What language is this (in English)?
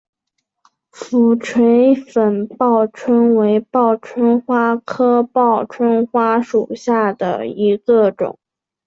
Chinese